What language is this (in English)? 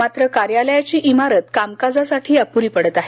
Marathi